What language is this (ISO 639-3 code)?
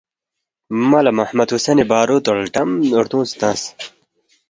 bft